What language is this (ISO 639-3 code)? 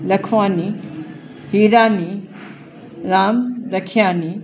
snd